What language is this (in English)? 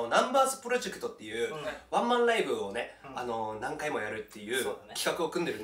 Japanese